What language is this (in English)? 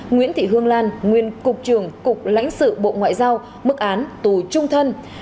Vietnamese